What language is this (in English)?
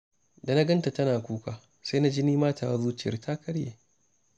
Hausa